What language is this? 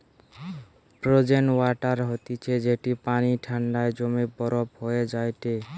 Bangla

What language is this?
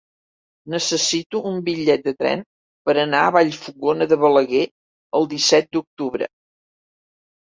Catalan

